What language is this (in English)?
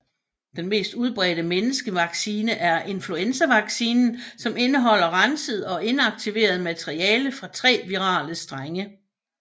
Danish